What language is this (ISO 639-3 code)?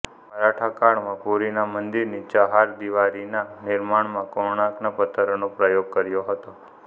guj